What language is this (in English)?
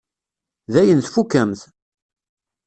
Kabyle